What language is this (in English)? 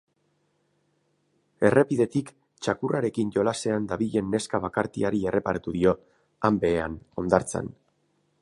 Basque